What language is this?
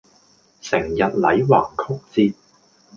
Cantonese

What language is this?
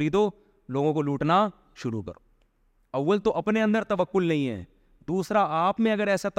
Urdu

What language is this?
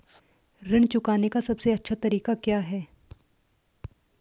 Hindi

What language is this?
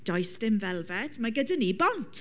Welsh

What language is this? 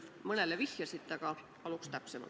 Estonian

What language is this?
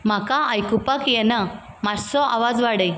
Konkani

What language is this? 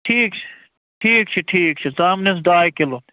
Kashmiri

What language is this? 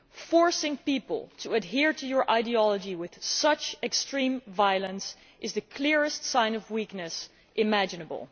English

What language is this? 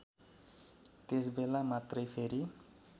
Nepali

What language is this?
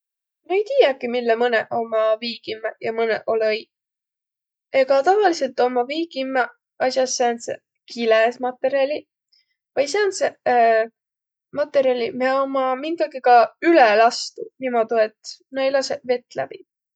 Võro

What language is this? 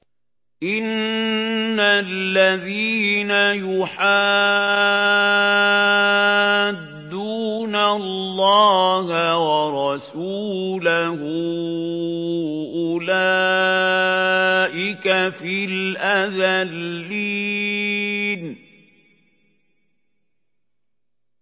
Arabic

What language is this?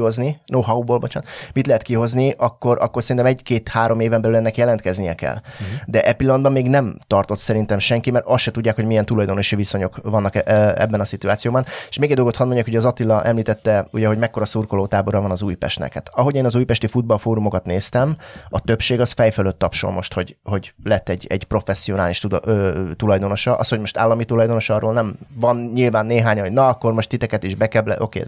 Hungarian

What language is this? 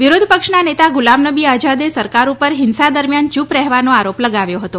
Gujarati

